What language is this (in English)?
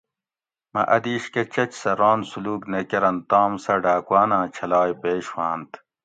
Gawri